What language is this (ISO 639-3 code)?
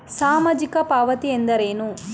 kan